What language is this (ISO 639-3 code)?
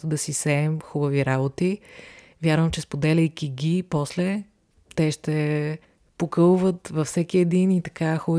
bul